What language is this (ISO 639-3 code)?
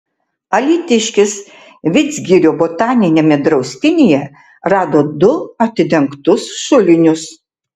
lit